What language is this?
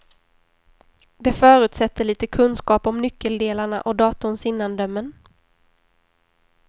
Swedish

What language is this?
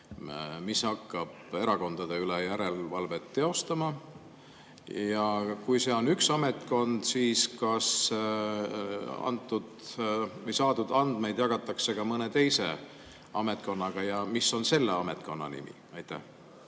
Estonian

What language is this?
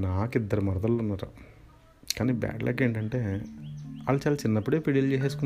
Telugu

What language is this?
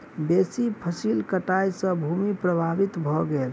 Maithili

